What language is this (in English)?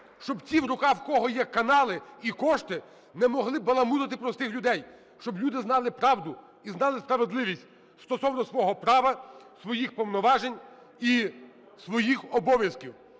Ukrainian